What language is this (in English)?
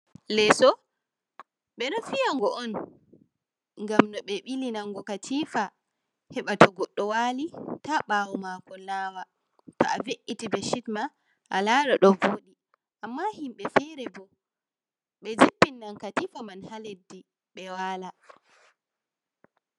Fula